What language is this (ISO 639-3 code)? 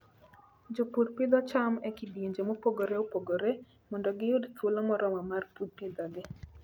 luo